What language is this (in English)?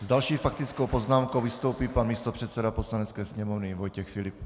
Czech